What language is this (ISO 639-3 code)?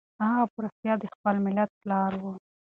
pus